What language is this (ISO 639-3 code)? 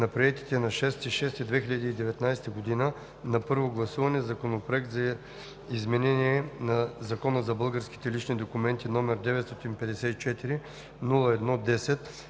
bul